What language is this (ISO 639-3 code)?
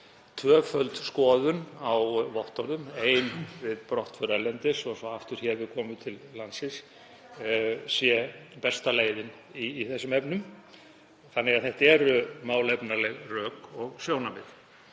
isl